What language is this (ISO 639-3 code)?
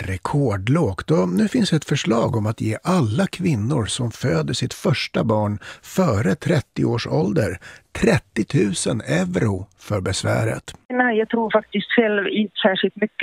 swe